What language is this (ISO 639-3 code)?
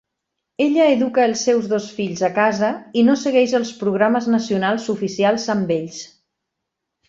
cat